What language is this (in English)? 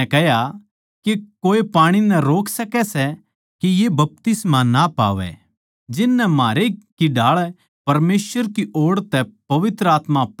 Haryanvi